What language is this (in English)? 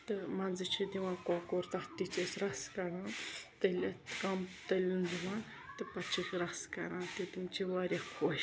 Kashmiri